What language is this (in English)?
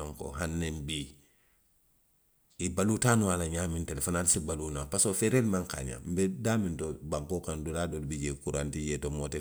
Western Maninkakan